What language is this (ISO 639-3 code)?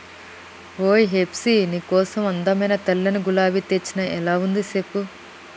tel